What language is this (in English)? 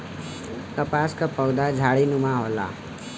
Bhojpuri